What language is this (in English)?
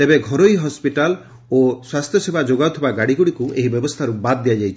Odia